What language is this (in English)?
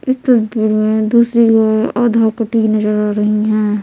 Hindi